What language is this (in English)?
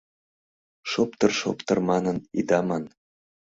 Mari